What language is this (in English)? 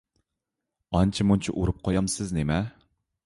Uyghur